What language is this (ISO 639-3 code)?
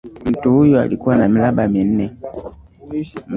swa